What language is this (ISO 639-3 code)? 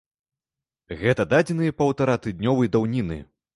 bel